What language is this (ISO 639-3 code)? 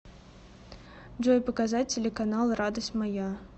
rus